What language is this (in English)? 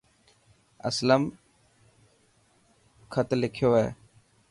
Dhatki